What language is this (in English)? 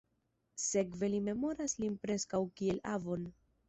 Esperanto